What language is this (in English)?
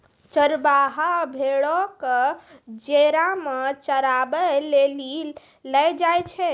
Maithili